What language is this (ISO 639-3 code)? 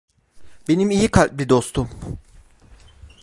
tur